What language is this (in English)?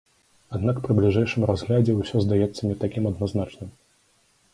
Belarusian